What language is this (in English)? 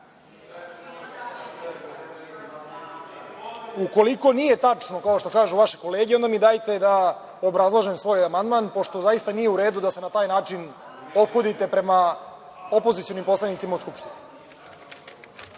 Serbian